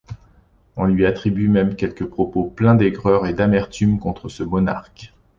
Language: French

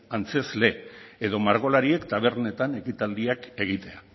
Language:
Basque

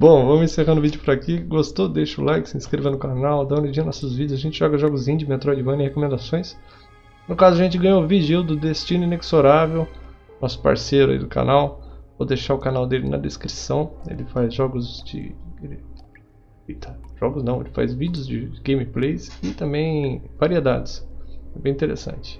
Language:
Portuguese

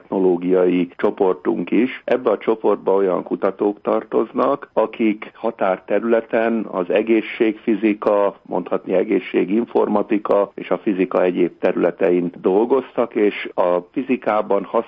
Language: Hungarian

